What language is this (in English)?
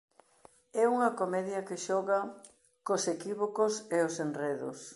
Galician